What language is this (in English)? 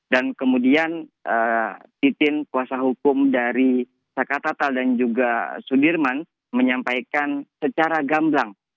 Indonesian